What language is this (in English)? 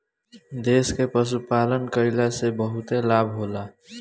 Bhojpuri